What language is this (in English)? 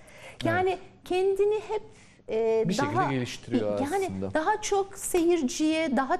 Turkish